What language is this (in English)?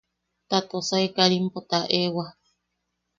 Yaqui